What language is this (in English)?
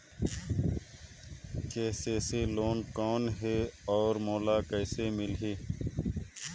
Chhattisgarhi